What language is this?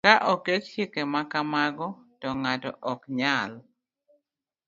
Luo (Kenya and Tanzania)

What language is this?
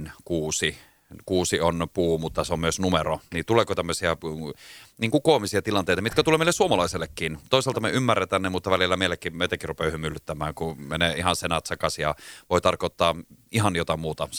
Finnish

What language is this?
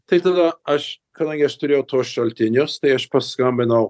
Lithuanian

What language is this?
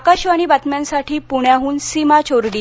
Marathi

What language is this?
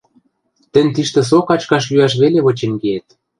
Western Mari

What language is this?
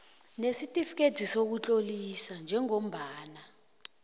South Ndebele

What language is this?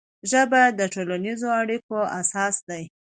Pashto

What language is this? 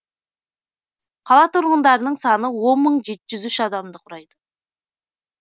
Kazakh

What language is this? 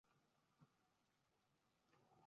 Uzbek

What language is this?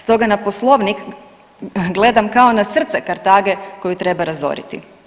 Croatian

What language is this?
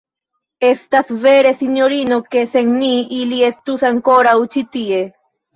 Esperanto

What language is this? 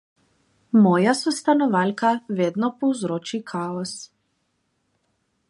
Slovenian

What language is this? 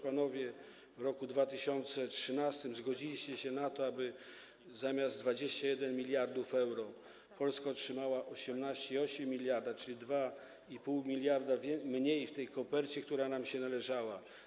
Polish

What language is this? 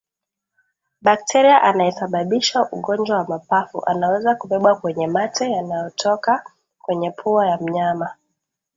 Swahili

